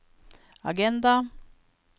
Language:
Norwegian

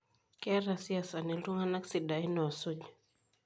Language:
Masai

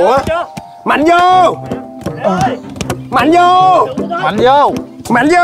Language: Vietnamese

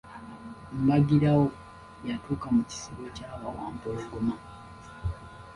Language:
Ganda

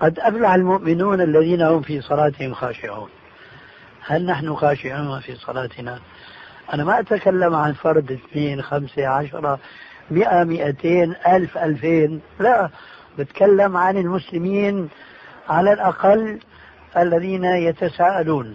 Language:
Arabic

